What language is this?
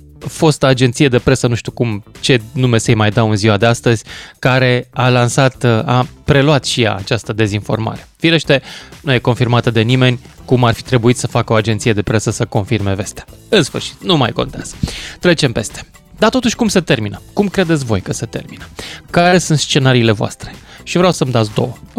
Romanian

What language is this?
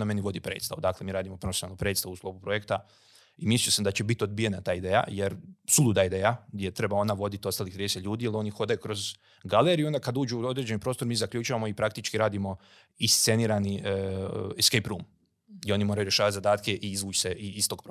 Croatian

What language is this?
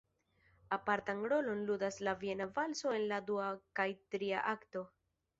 Esperanto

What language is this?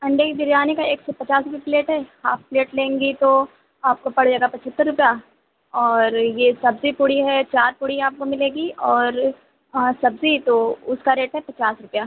Urdu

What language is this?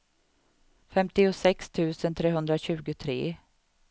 Swedish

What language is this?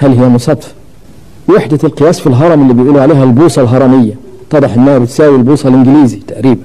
Arabic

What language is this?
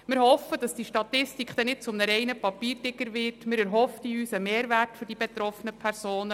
Swiss German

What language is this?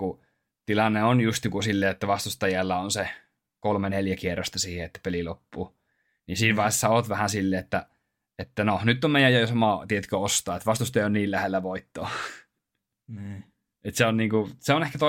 Finnish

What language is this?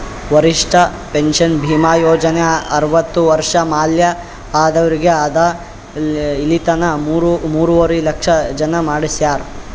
Kannada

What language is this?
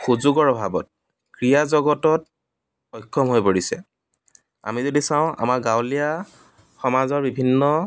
Assamese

